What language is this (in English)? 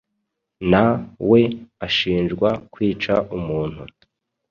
Kinyarwanda